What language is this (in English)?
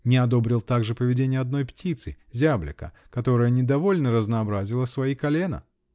Russian